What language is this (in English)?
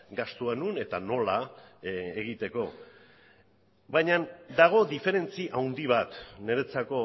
Basque